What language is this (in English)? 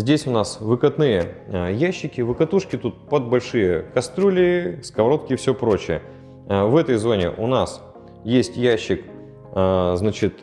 Russian